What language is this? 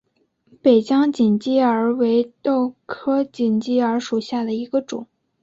Chinese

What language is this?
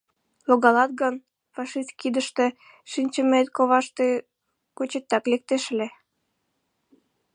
Mari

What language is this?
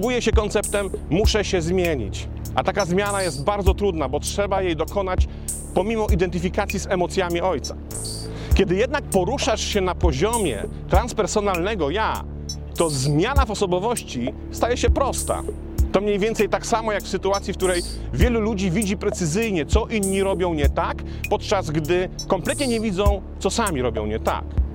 Polish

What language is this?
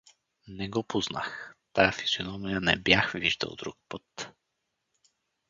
Bulgarian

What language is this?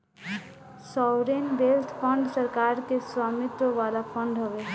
Bhojpuri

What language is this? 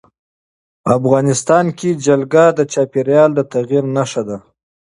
Pashto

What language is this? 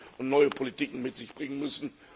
German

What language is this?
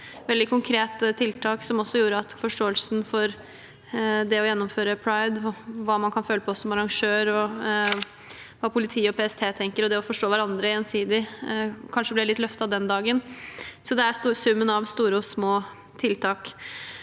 Norwegian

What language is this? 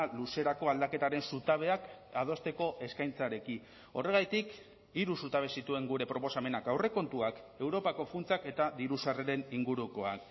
Basque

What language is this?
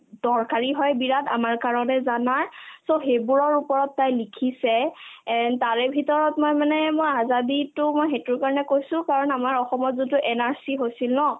Assamese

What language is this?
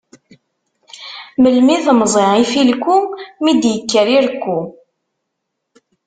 Kabyle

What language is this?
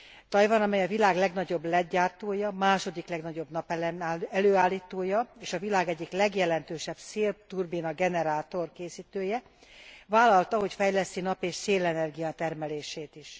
Hungarian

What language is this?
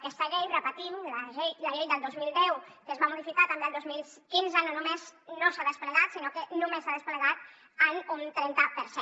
Catalan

